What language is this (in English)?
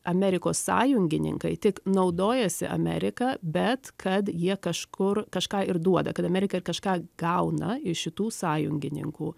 Lithuanian